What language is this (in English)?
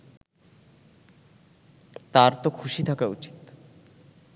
Bangla